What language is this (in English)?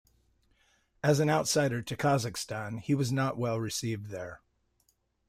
English